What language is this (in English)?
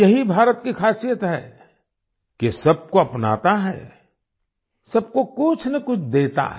Hindi